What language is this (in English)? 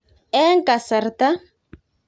Kalenjin